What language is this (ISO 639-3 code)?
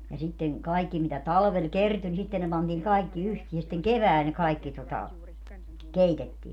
fin